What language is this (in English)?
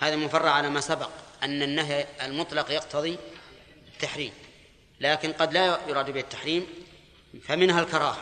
Arabic